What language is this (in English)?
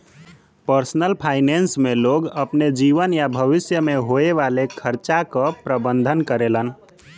Bhojpuri